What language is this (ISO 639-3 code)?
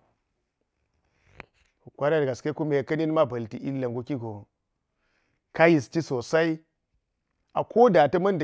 gyz